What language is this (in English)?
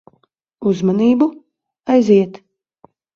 Latvian